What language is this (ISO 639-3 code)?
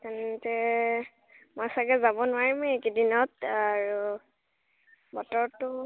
asm